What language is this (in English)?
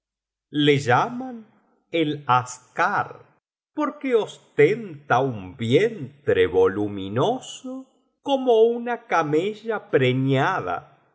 Spanish